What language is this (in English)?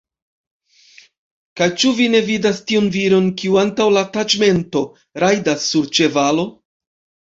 Esperanto